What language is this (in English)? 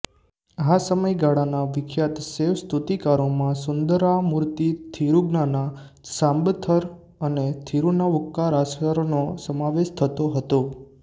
Gujarati